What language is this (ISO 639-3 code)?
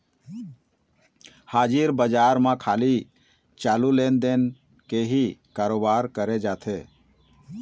hne